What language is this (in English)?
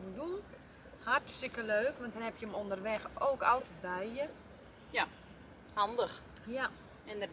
Dutch